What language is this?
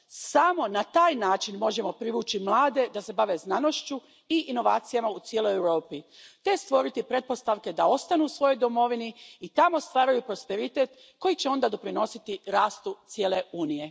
Croatian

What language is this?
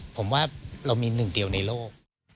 Thai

